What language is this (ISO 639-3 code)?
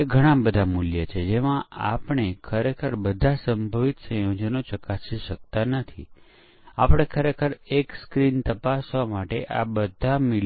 guj